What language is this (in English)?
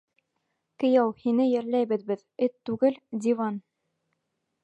Bashkir